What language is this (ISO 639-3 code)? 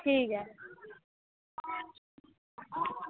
doi